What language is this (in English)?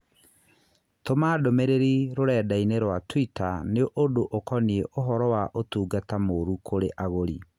Kikuyu